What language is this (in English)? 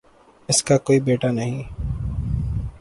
Urdu